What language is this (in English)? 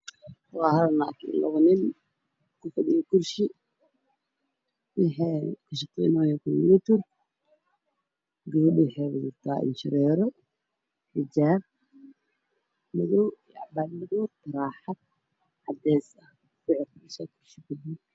Somali